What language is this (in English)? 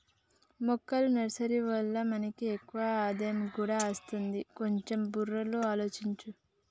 Telugu